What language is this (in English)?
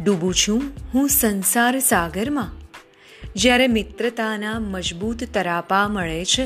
Gujarati